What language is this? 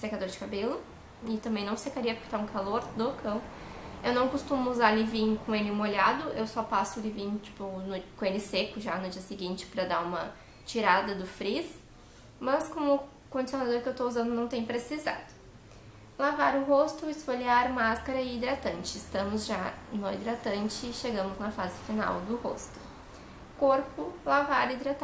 Portuguese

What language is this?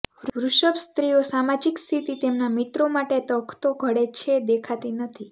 Gujarati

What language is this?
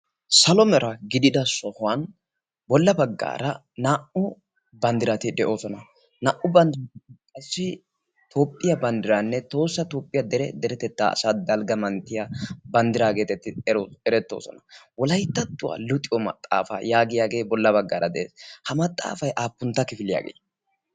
Wolaytta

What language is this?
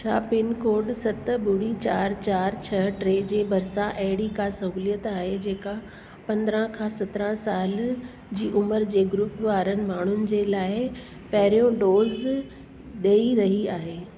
Sindhi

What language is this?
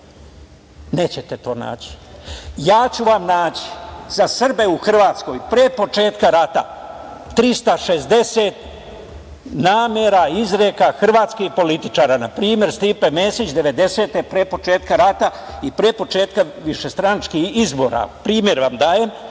Serbian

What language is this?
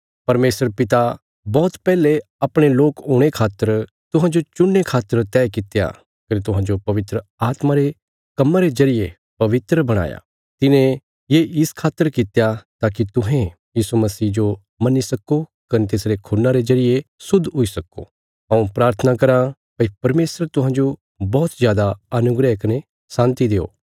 Bilaspuri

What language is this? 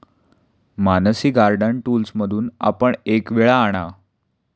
Marathi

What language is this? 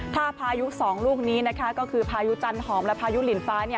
Thai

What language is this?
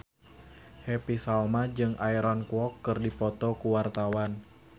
Sundanese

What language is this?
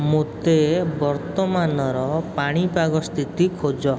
Odia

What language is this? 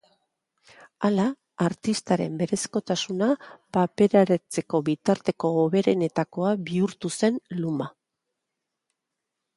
Basque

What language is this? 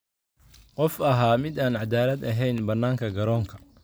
Somali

